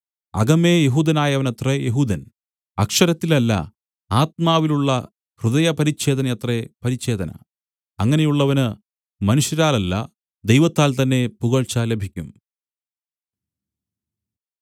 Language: Malayalam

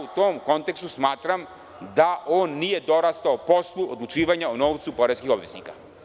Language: Serbian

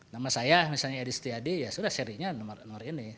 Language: Indonesian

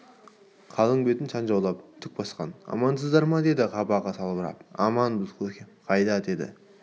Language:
Kazakh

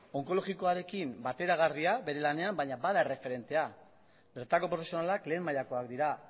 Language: Basque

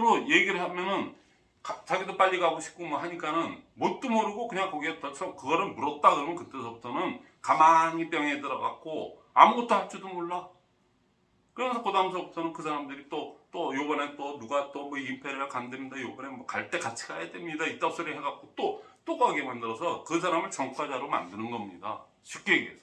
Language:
Korean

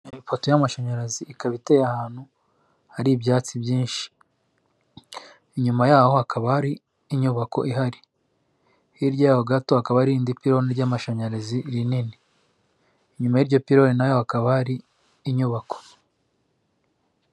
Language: Kinyarwanda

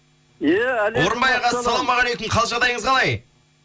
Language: Kazakh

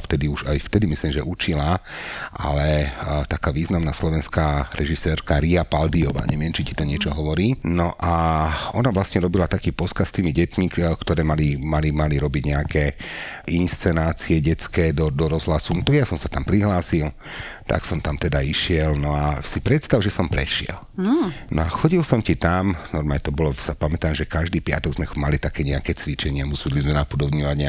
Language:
Slovak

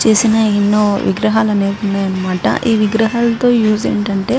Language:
Telugu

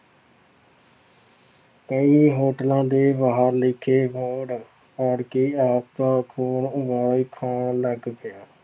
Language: Punjabi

